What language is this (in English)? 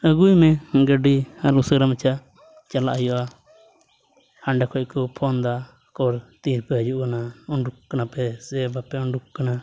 Santali